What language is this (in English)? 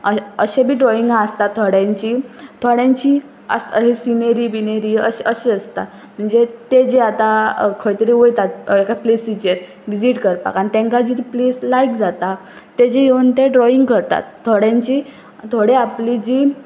Konkani